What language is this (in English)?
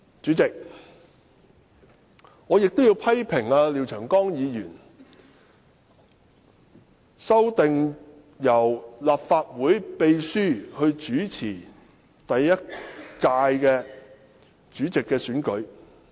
Cantonese